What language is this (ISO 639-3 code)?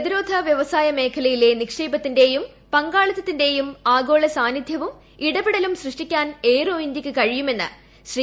mal